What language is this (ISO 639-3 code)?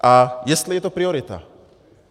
ces